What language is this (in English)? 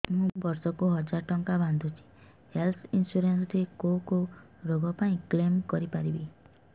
Odia